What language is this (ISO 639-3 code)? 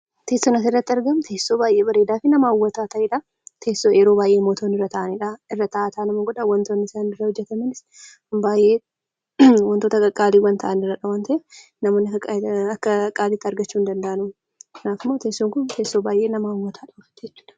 orm